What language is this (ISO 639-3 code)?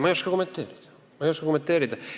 est